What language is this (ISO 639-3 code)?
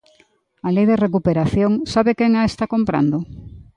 glg